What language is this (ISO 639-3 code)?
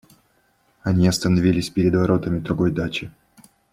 rus